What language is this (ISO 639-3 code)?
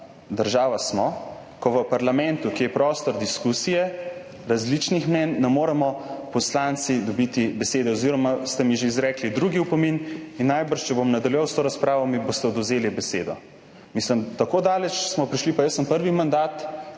slv